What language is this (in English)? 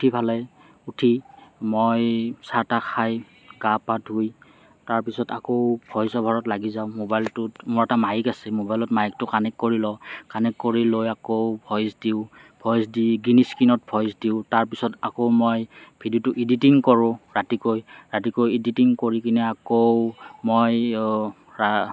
Assamese